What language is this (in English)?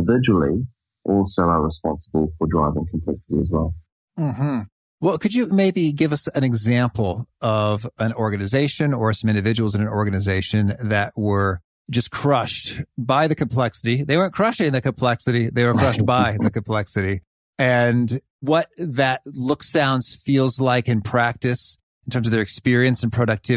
English